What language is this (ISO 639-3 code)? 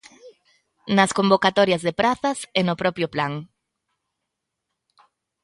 glg